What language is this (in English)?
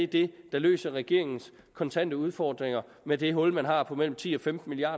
Danish